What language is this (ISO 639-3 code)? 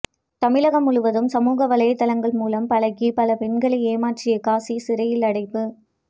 tam